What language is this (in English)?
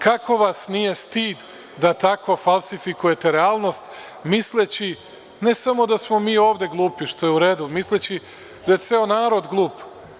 Serbian